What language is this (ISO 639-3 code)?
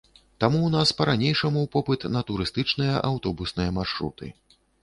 bel